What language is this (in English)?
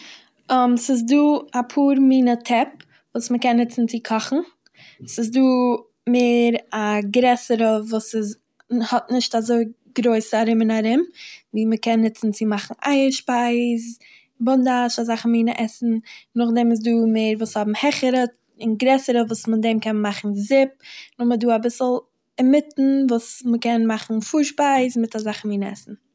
Yiddish